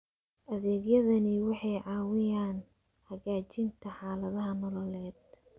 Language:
Somali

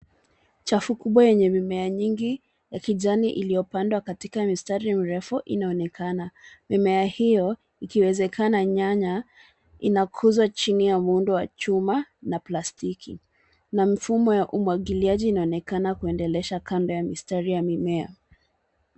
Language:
Swahili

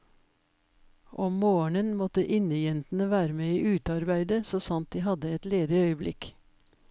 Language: Norwegian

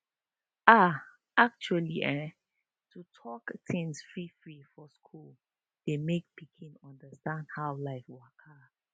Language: Nigerian Pidgin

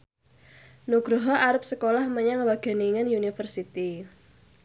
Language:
Javanese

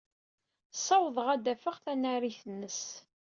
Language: Kabyle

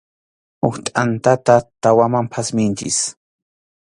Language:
Arequipa-La Unión Quechua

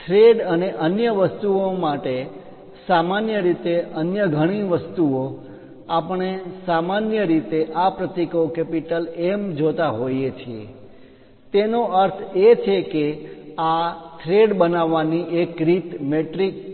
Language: Gujarati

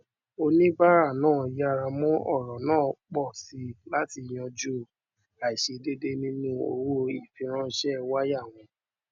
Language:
Yoruba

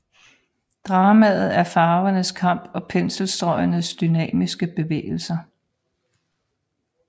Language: Danish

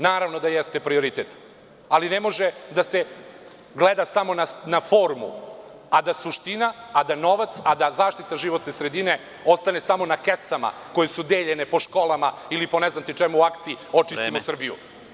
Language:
Serbian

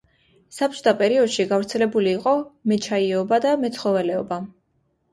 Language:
Georgian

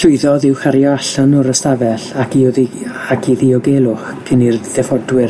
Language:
Welsh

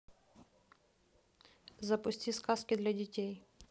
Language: Russian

